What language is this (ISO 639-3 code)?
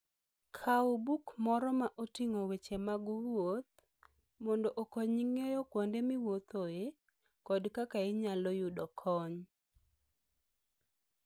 luo